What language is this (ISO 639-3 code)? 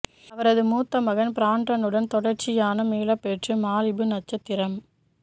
tam